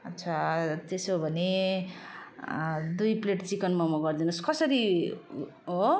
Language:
Nepali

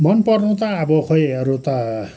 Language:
Nepali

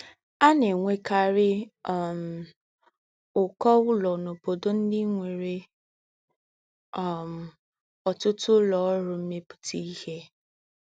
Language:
Igbo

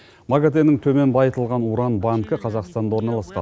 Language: Kazakh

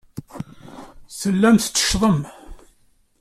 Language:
Kabyle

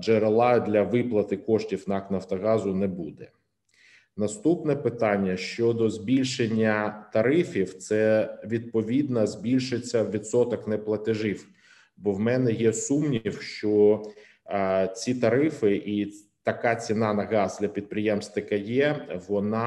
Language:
Ukrainian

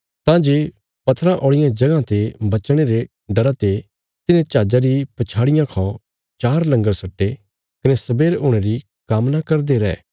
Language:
Bilaspuri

